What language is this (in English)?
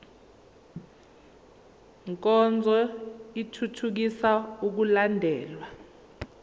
Zulu